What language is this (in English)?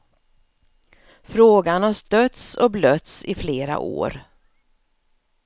Swedish